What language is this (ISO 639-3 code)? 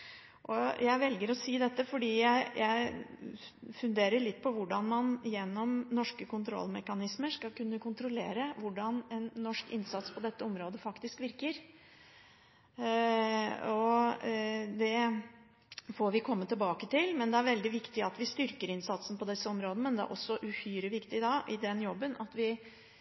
nob